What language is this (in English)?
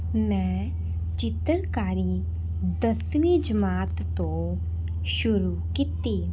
Punjabi